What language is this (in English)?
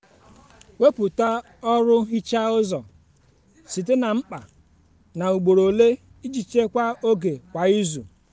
Igbo